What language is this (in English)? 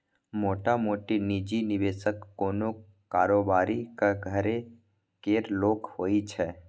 Maithili